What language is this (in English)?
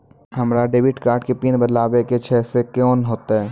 Maithili